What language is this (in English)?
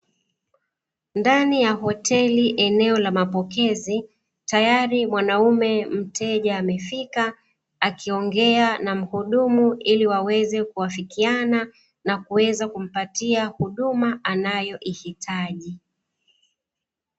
Swahili